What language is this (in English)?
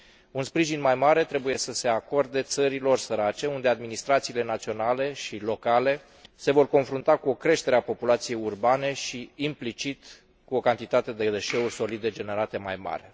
Romanian